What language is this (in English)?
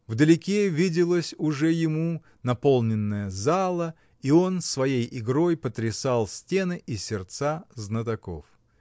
Russian